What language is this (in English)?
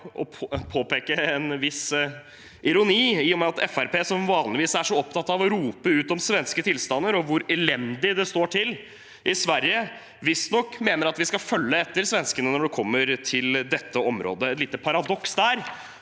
Norwegian